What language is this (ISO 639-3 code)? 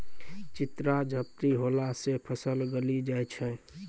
mai